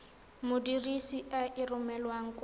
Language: Tswana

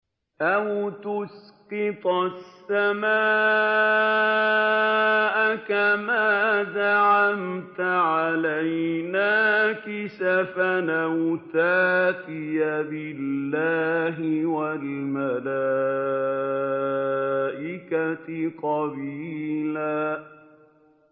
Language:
Arabic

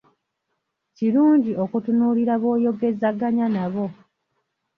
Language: Ganda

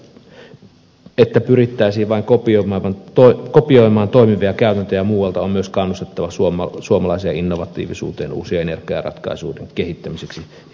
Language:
Finnish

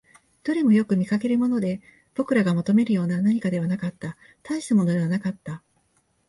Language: Japanese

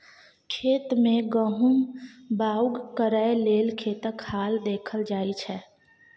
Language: Maithili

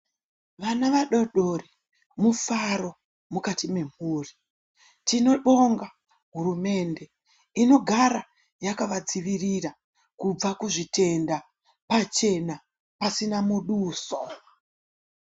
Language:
Ndau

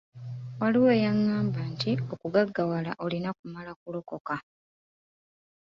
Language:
Ganda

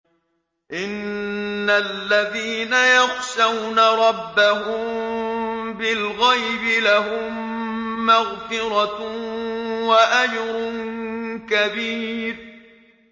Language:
Arabic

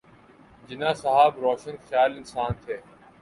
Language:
Urdu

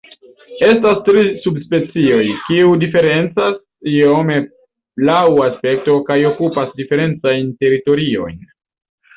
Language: Esperanto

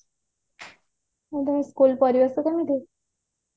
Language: Odia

